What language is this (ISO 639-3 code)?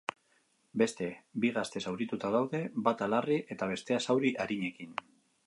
eus